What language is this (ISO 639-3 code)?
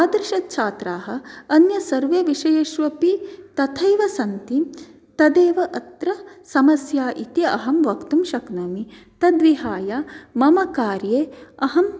san